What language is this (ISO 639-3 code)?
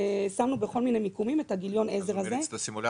heb